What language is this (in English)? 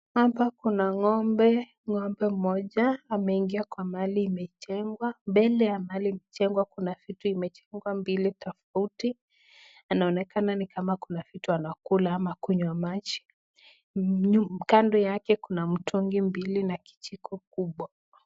Swahili